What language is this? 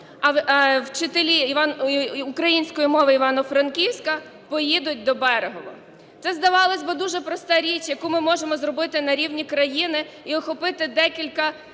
Ukrainian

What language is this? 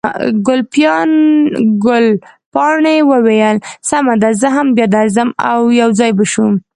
Pashto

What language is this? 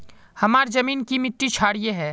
Magahi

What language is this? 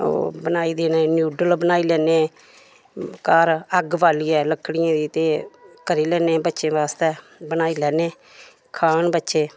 Dogri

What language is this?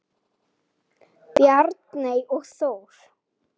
Icelandic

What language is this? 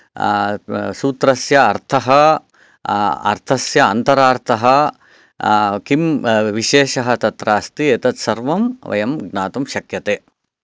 Sanskrit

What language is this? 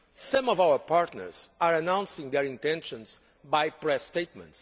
English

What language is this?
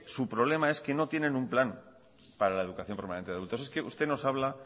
Spanish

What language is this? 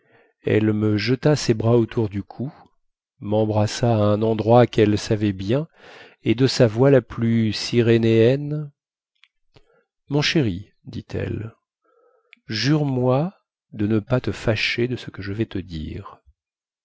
French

